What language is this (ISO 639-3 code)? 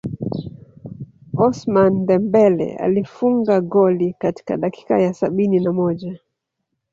swa